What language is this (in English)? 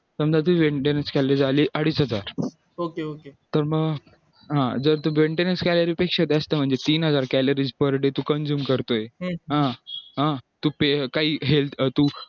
Marathi